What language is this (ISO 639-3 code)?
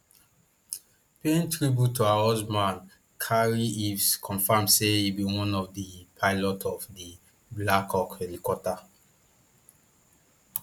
pcm